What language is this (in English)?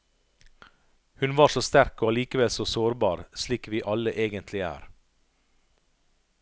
Norwegian